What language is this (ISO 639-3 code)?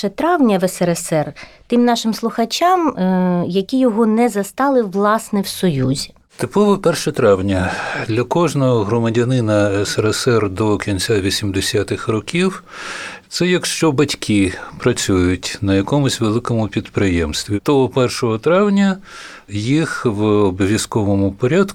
ukr